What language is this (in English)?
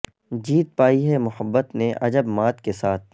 Urdu